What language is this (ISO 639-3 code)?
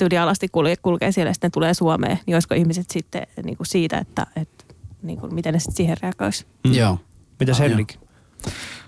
fin